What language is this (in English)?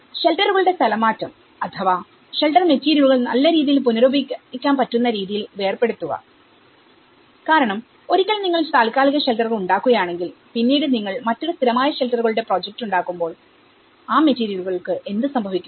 Malayalam